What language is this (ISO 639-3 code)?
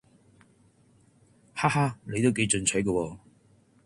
yue